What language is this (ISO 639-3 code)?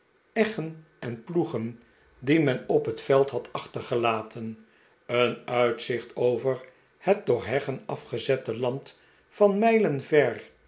nld